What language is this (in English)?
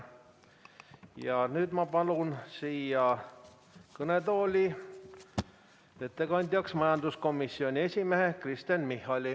Estonian